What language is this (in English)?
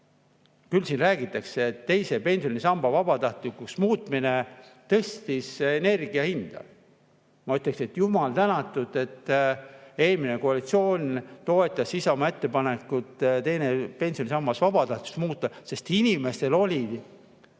Estonian